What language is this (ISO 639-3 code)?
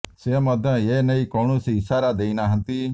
ori